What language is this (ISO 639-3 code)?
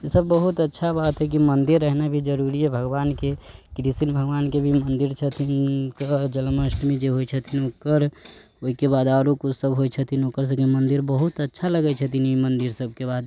mai